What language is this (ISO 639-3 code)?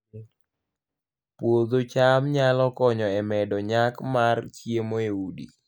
luo